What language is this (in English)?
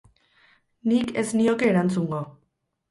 Basque